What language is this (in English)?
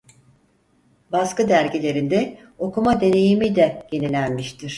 Turkish